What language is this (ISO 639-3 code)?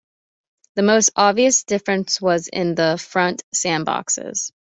eng